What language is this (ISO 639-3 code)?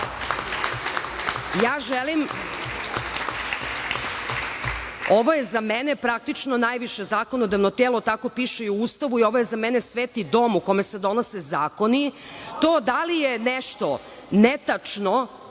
srp